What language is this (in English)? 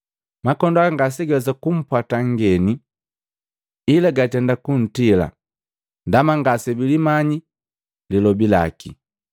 Matengo